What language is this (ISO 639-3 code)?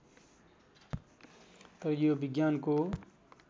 nep